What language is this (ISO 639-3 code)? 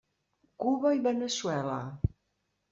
cat